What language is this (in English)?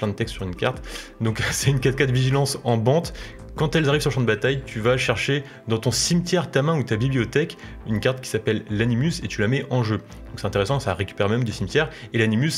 French